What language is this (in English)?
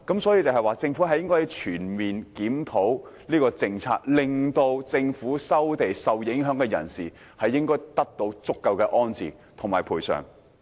Cantonese